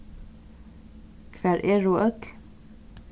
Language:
Faroese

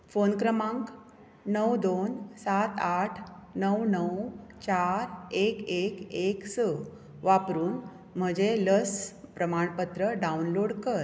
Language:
Konkani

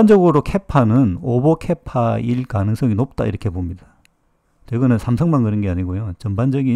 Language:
Korean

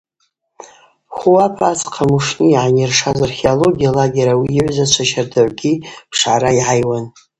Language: Abaza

